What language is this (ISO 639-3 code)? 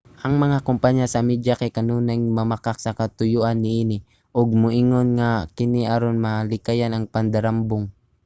ceb